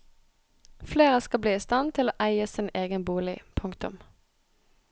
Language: Norwegian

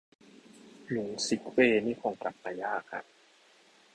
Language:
Thai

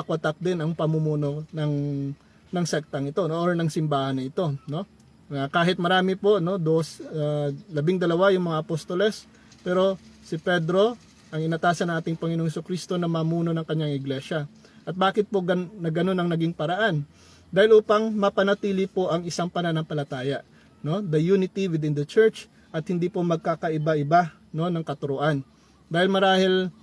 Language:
Filipino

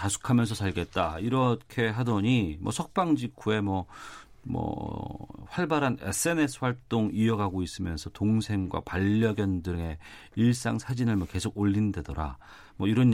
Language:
Korean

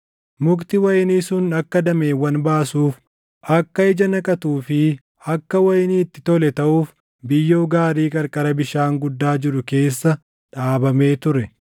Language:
Oromo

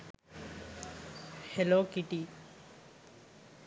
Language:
Sinhala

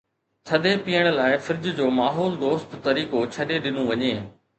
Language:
Sindhi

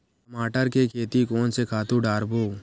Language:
Chhattisgarhi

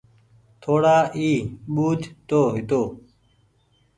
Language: Goaria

